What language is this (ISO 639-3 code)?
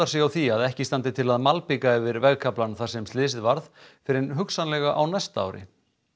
isl